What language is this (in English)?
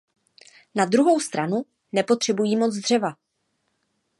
Czech